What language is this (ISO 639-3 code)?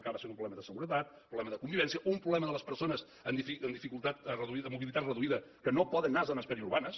cat